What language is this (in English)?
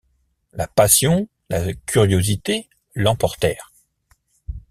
French